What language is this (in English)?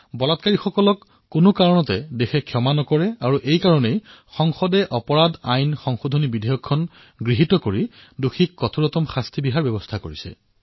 Assamese